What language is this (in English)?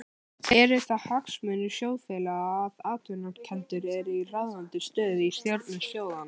Icelandic